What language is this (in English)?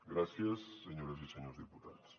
Catalan